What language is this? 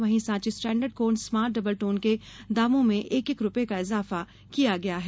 Hindi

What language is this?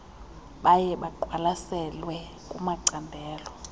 Xhosa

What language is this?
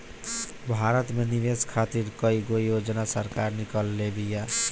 Bhojpuri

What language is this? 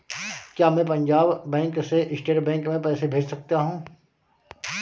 Hindi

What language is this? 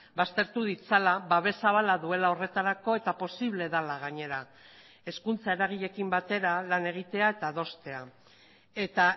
Basque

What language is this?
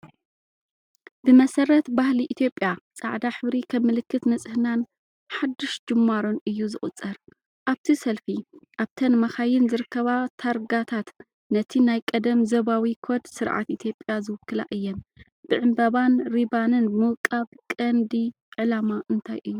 Tigrinya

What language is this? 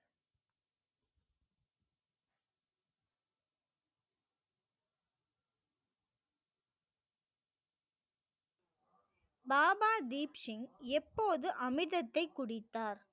Tamil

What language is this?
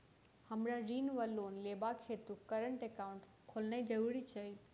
Maithili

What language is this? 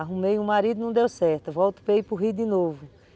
Portuguese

